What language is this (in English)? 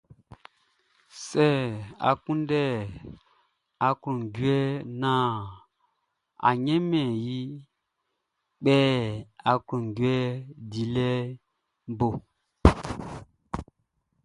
Baoulé